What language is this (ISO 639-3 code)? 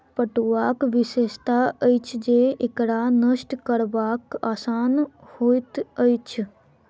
mai